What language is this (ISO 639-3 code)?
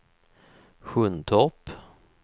swe